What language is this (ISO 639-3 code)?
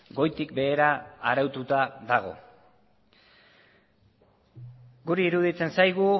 eus